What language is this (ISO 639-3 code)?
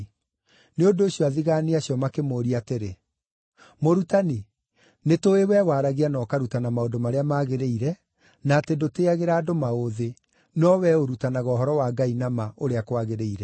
kik